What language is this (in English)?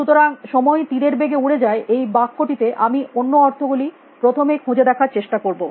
Bangla